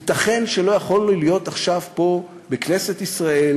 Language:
Hebrew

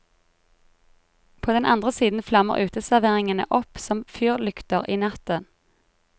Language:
Norwegian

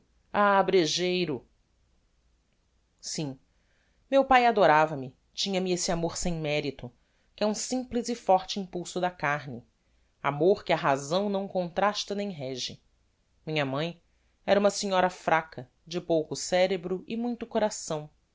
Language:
Portuguese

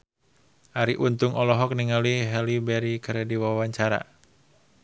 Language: Sundanese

